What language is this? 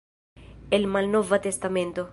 Esperanto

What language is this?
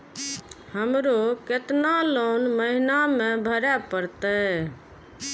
Maithili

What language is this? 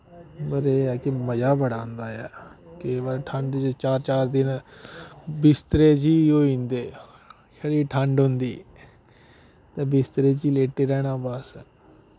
Dogri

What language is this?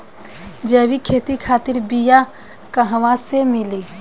Bhojpuri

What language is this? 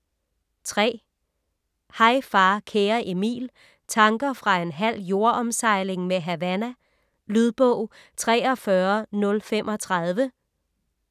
Danish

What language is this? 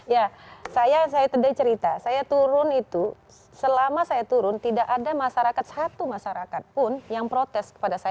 Indonesian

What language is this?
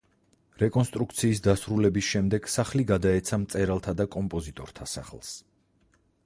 Georgian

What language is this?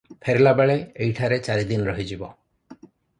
Odia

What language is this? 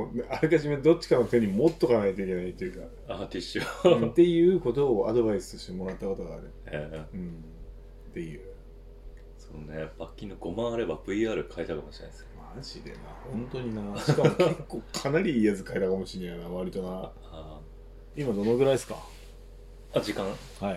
Japanese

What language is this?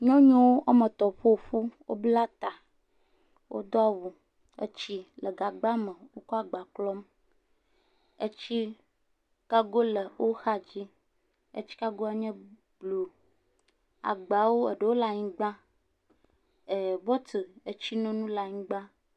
Ewe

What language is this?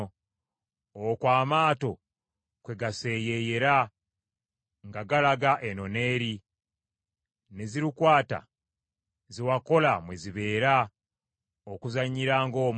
Ganda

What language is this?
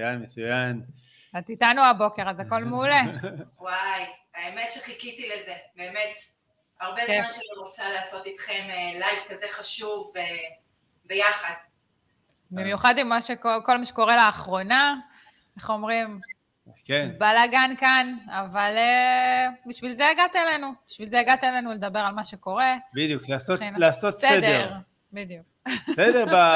Hebrew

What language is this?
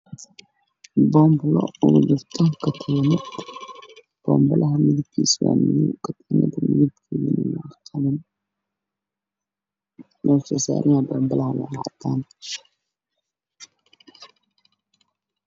Somali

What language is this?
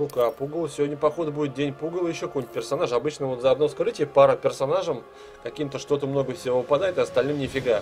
Russian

